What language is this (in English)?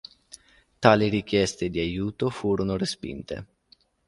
Italian